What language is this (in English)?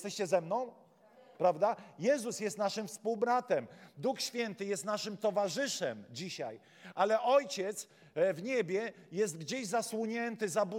Polish